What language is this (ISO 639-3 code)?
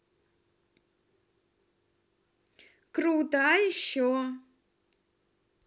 rus